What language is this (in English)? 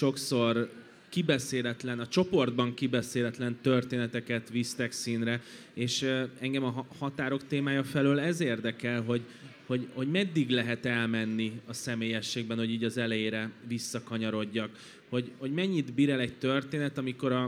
Hungarian